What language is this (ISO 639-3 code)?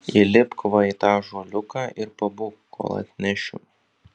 lit